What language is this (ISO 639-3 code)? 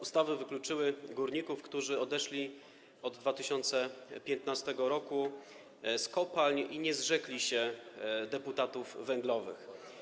pol